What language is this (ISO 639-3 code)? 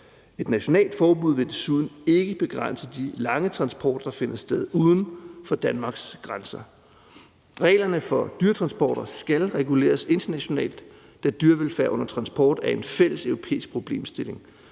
dan